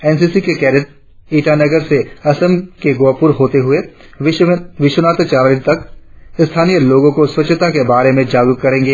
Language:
Hindi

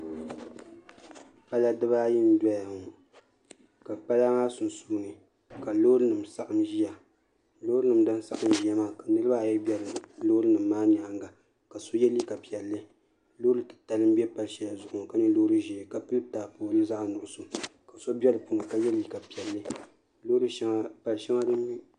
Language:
Dagbani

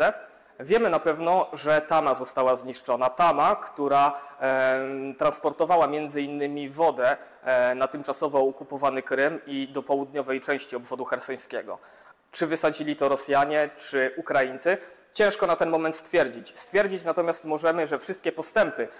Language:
Polish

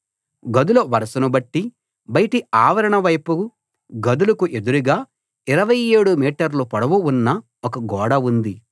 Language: Telugu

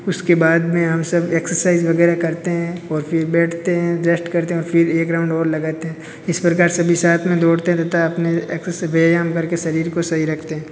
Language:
Hindi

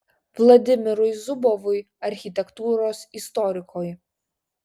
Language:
Lithuanian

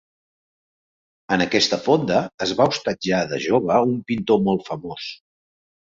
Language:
Catalan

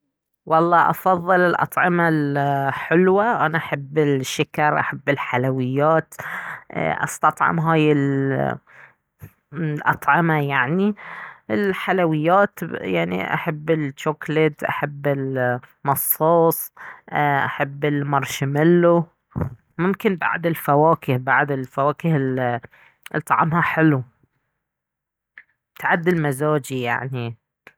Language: Baharna Arabic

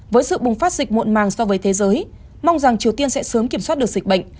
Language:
Vietnamese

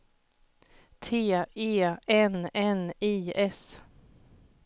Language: Swedish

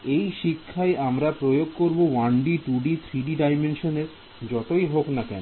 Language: Bangla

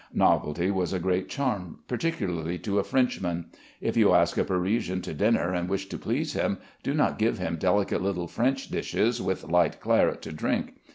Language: English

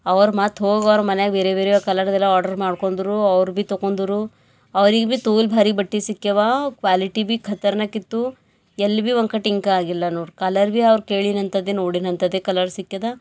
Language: Kannada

